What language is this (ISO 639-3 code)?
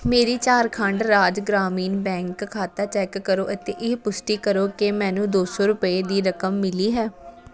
pan